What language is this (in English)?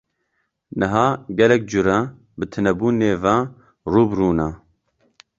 Kurdish